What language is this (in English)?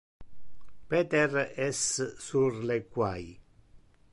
Interlingua